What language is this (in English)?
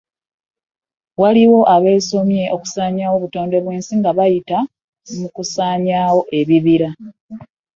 Ganda